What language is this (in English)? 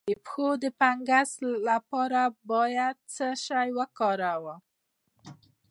Pashto